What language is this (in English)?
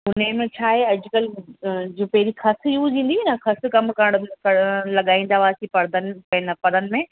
Sindhi